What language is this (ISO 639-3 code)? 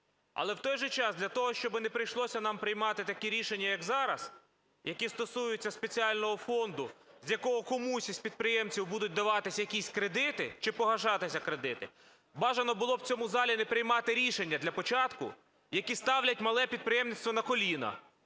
ukr